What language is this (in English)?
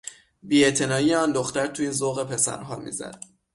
Persian